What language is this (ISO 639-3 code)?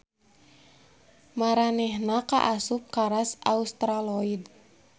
sun